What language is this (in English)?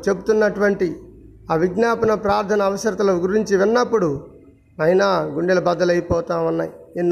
Telugu